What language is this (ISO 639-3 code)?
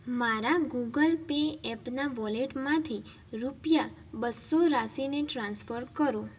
guj